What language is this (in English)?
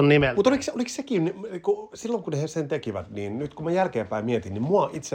Finnish